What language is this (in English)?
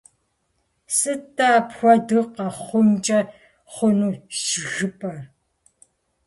Kabardian